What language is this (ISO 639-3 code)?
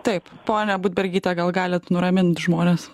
lit